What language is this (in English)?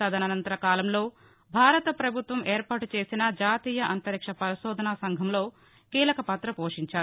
Telugu